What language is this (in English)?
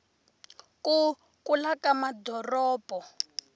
Tsonga